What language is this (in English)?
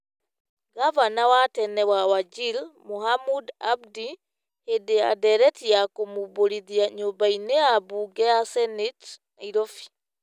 Kikuyu